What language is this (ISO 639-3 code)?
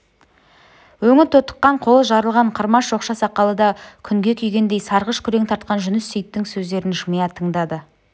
kaz